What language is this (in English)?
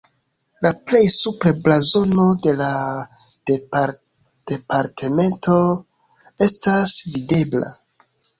Esperanto